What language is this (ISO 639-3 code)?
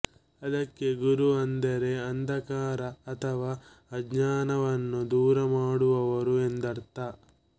kan